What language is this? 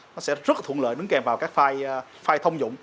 Vietnamese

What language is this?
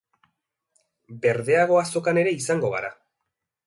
Basque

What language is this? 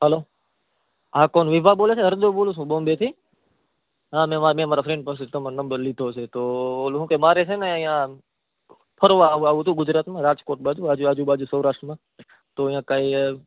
Gujarati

